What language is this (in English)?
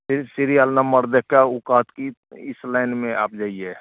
Maithili